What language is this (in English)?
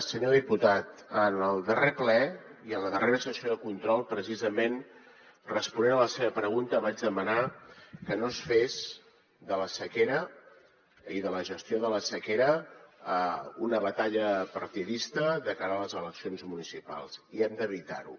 Catalan